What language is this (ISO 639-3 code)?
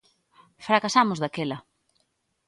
glg